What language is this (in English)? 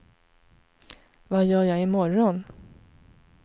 Swedish